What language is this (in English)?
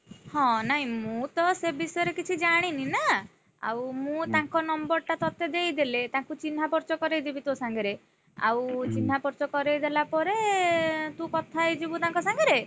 Odia